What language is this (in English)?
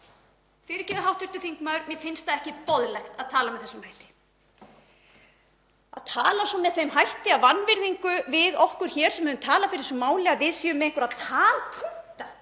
Icelandic